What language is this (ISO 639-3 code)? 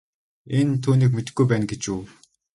mon